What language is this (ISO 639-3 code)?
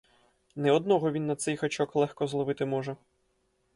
ukr